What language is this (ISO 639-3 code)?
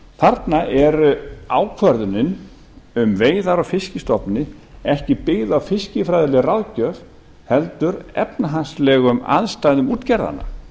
isl